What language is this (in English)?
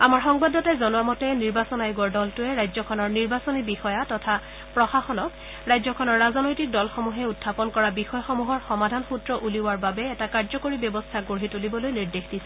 Assamese